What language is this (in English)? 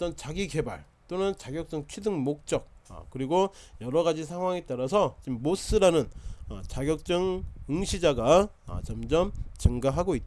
Korean